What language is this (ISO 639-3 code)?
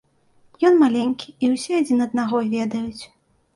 bel